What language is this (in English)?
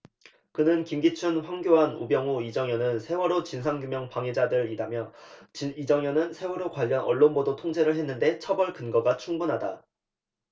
Korean